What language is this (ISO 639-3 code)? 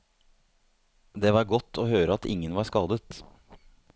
nor